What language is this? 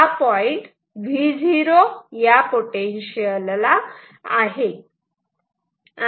Marathi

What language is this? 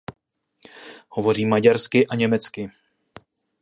Czech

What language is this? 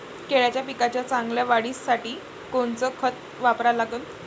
Marathi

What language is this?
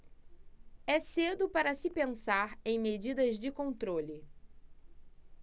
Portuguese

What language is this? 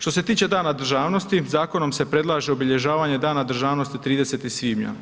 Croatian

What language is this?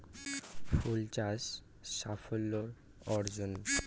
Bangla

